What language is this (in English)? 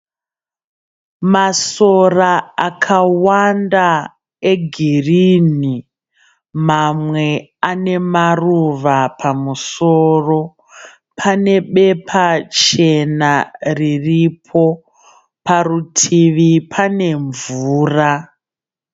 Shona